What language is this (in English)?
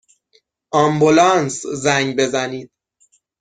Persian